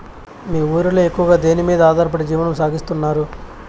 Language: Telugu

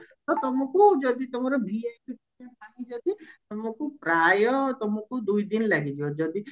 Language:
Odia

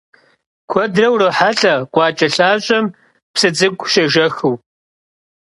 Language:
Kabardian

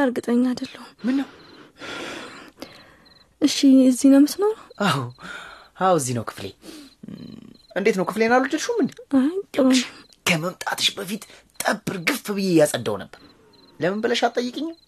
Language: Amharic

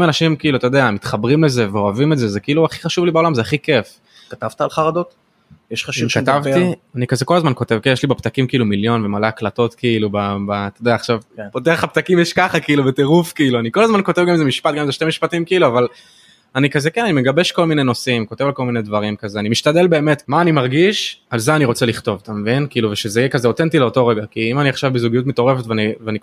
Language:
Hebrew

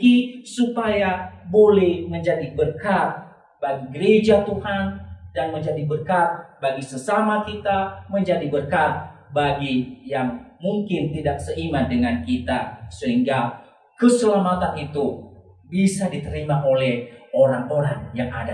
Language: Indonesian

